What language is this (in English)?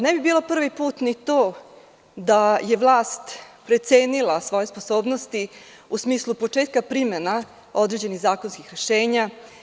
Serbian